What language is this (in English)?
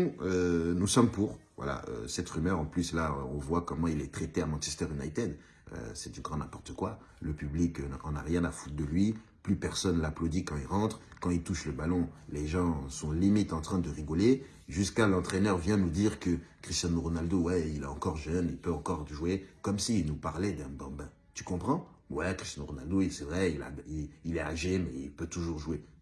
French